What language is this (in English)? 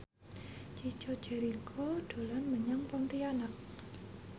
Javanese